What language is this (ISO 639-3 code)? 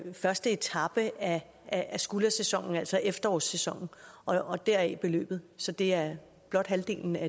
dan